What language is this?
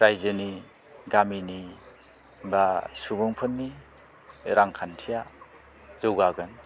Bodo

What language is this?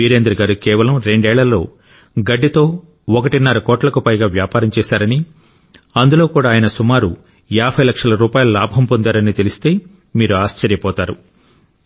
Telugu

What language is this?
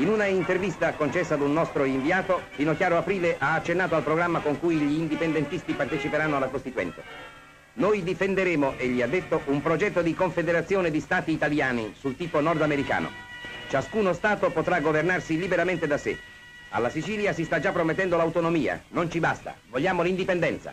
Italian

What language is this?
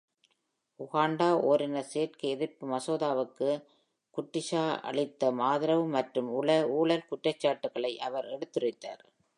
Tamil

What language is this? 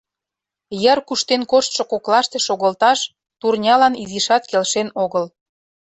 Mari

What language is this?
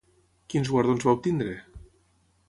Catalan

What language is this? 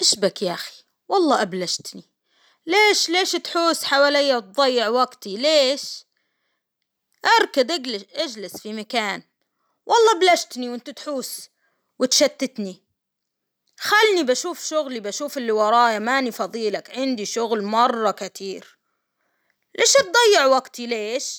Hijazi Arabic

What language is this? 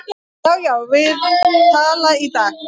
Icelandic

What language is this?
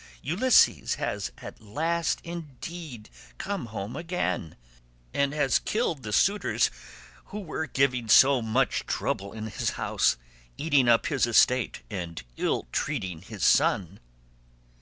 English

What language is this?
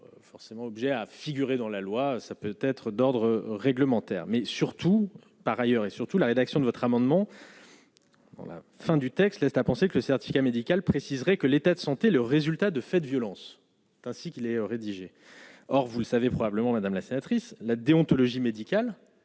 French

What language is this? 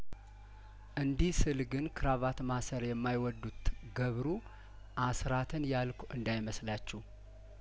Amharic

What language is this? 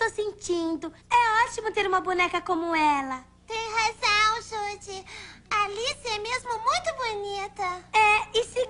Portuguese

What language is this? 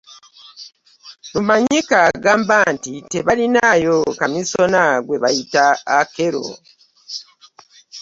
Ganda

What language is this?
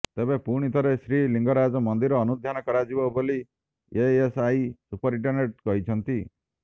Odia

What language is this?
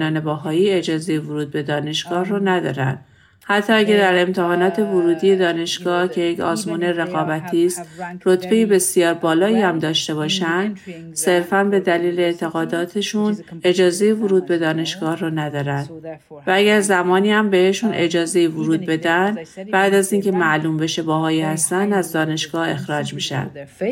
Persian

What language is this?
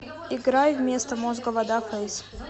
Russian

